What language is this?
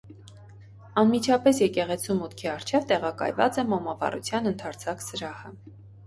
Armenian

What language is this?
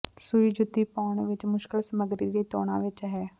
Punjabi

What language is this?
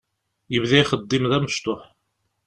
Kabyle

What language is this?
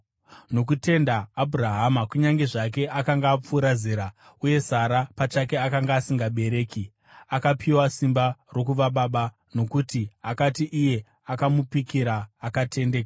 Shona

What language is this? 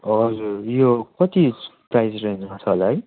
Nepali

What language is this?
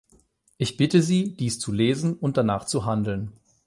German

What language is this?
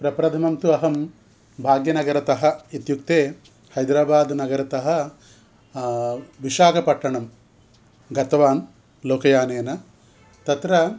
Sanskrit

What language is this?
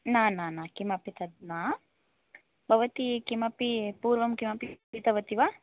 Sanskrit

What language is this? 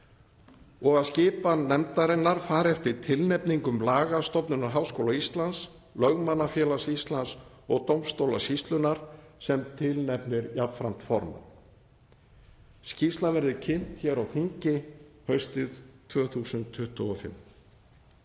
Icelandic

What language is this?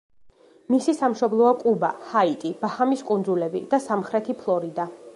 Georgian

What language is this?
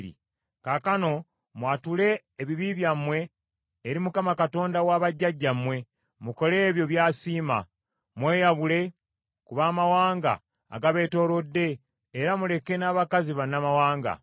Ganda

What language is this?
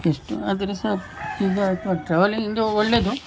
Kannada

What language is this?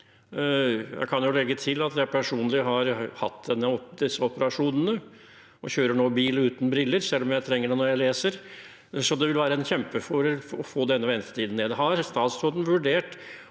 Norwegian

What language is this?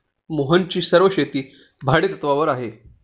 Marathi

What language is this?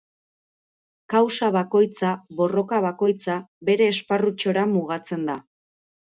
Basque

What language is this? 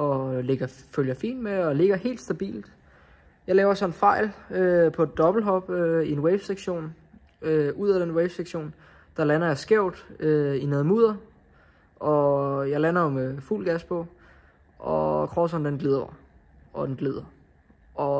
Danish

